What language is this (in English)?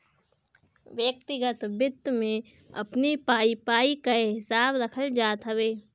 Bhojpuri